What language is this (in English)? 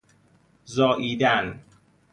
Persian